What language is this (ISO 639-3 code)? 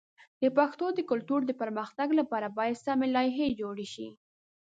pus